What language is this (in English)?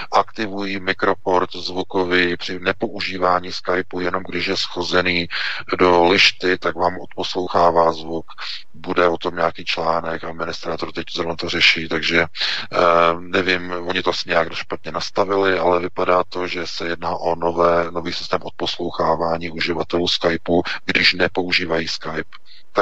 Czech